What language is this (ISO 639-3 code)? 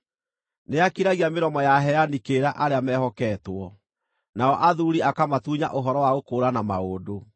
kik